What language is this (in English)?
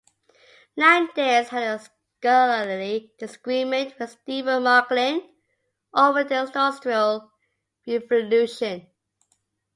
English